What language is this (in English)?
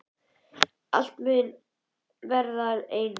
Icelandic